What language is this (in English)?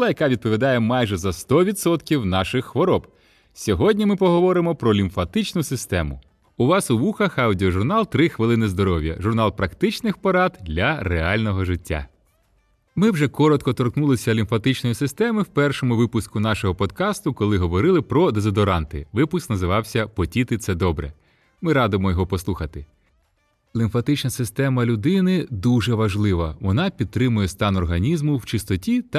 Ukrainian